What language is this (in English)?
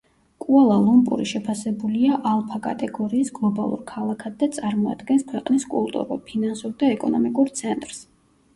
Georgian